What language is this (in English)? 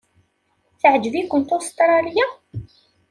Kabyle